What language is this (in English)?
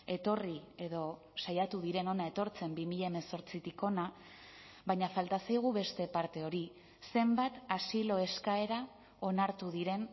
Basque